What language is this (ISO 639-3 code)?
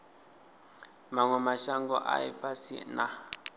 ven